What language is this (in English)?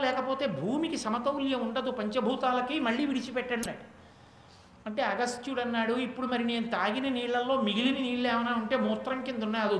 Telugu